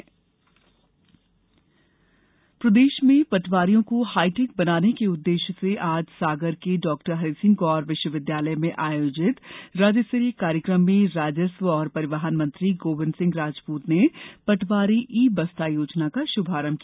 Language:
Hindi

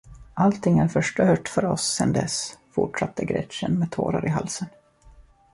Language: Swedish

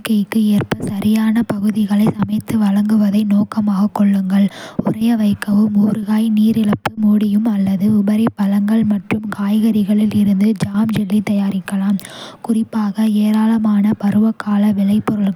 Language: Kota (India)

